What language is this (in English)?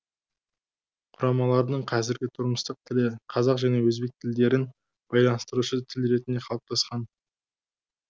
Kazakh